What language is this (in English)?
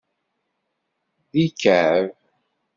Kabyle